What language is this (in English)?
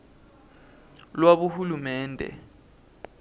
Swati